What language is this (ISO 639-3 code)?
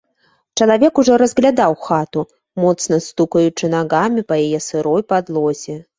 bel